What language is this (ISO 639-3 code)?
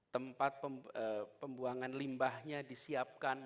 ind